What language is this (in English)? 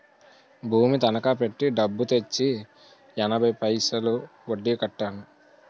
Telugu